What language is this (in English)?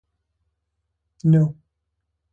Pashto